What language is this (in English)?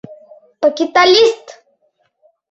Mari